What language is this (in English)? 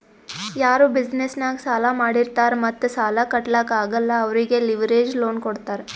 Kannada